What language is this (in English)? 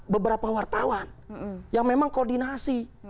Indonesian